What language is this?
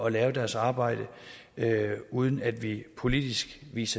Danish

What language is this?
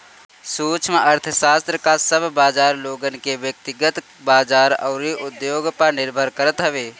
Bhojpuri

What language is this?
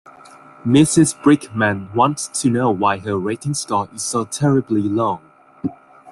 English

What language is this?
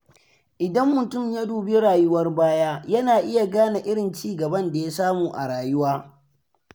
Hausa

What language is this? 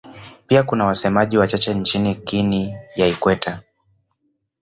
Swahili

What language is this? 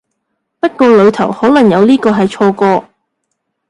Cantonese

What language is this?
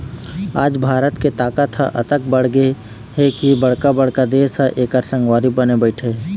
Chhattisgarhi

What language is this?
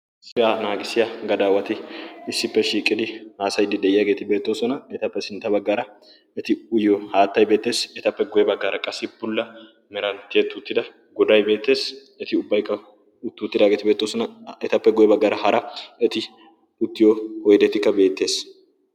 Wolaytta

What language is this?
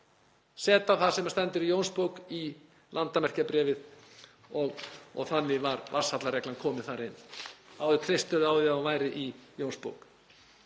Icelandic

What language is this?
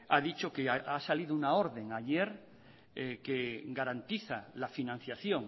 Spanish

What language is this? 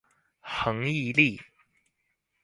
Chinese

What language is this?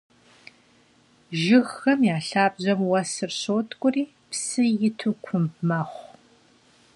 Kabardian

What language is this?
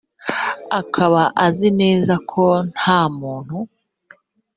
Kinyarwanda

